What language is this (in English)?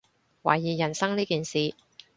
Cantonese